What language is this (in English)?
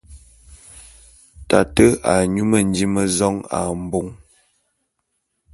Bulu